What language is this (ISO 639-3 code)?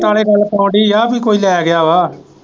pan